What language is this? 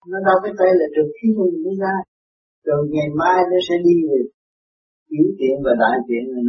Vietnamese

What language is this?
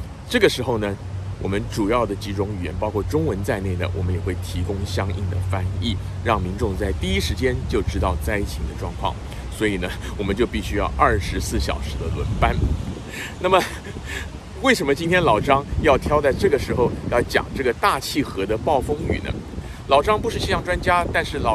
Chinese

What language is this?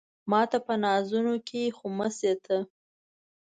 Pashto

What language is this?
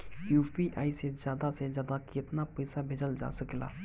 Bhojpuri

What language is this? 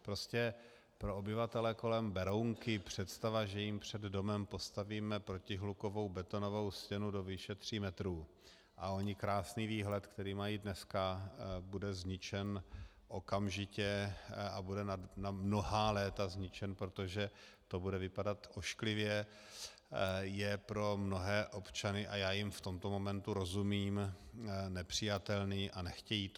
Czech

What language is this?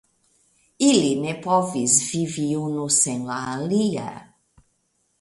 Esperanto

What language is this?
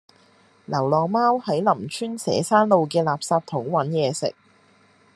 Cantonese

